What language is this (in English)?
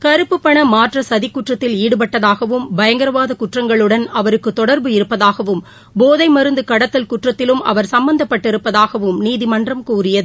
Tamil